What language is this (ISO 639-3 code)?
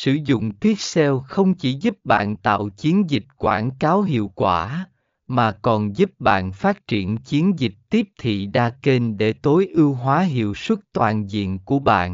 vie